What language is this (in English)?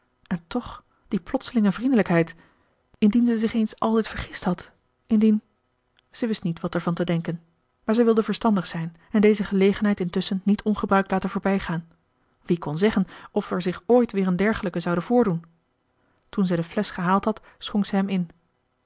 Dutch